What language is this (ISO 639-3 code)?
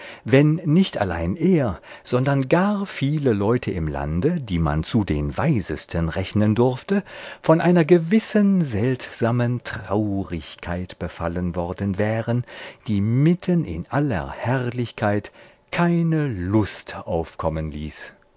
deu